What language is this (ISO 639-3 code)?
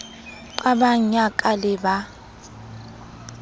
sot